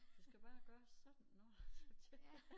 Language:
Danish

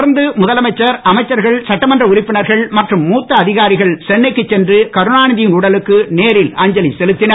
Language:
Tamil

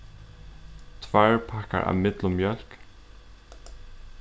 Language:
Faroese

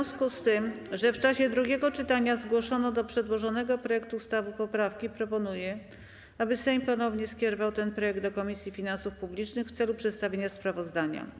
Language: Polish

